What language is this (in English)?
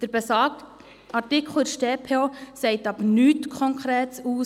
Swiss German